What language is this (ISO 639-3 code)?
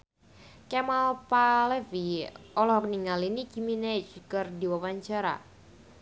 sun